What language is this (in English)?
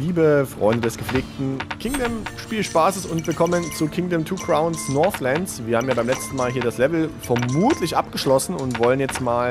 German